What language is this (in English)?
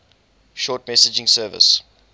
English